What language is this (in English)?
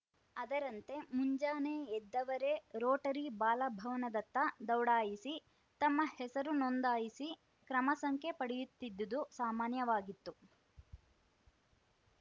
Kannada